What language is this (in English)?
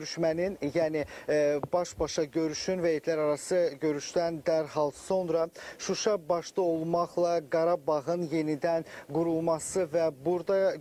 Turkish